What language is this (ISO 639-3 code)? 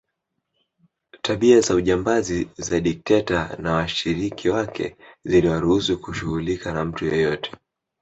swa